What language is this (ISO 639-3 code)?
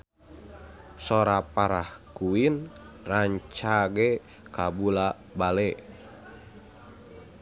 sun